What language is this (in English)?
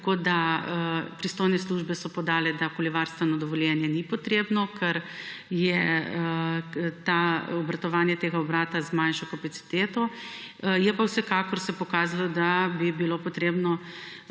Slovenian